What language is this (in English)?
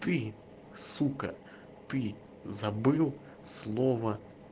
Russian